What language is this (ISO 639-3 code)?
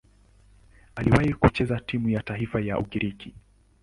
swa